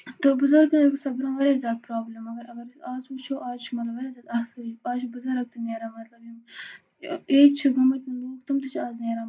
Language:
Kashmiri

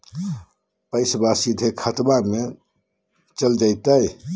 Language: Magahi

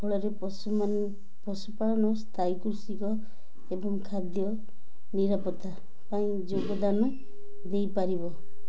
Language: Odia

